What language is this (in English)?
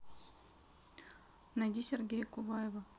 Russian